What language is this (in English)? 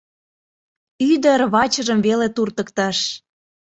Mari